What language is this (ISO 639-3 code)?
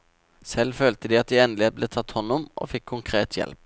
nor